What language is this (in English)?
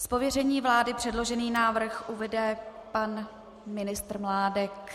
Czech